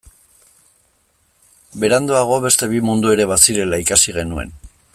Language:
Basque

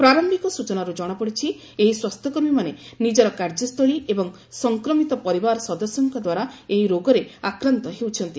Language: Odia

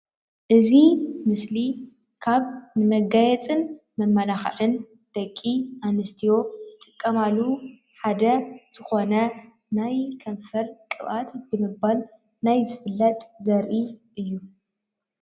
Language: Tigrinya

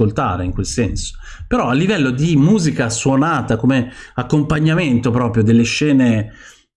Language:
Italian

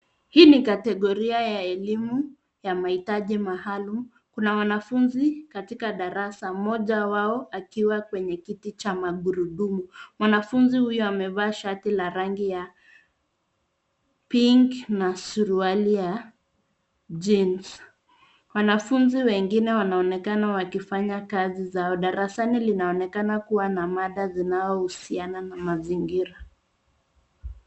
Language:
Swahili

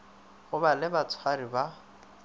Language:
Northern Sotho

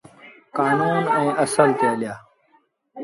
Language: Sindhi Bhil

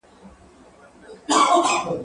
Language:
Pashto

